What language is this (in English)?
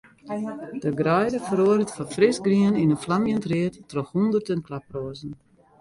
Western Frisian